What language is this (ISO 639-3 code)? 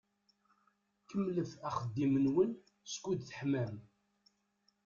kab